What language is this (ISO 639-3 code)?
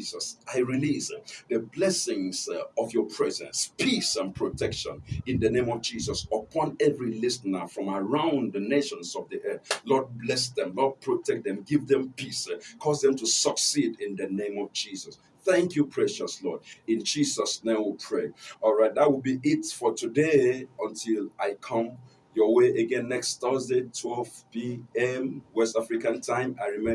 eng